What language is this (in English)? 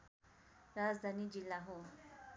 Nepali